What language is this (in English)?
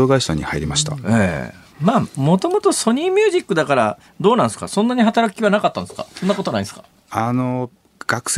Japanese